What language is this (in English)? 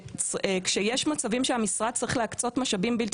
Hebrew